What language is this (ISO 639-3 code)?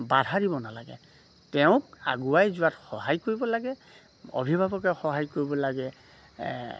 asm